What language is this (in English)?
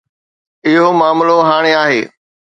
Sindhi